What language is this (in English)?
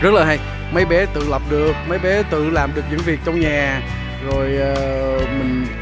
Vietnamese